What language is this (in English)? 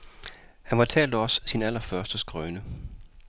Danish